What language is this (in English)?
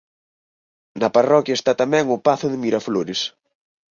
Galician